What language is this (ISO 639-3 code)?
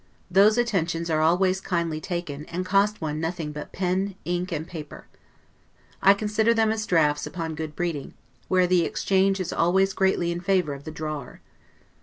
eng